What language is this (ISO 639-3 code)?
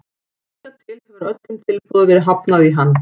isl